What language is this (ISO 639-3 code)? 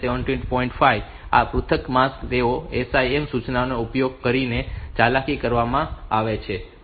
guj